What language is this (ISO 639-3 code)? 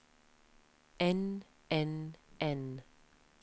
nor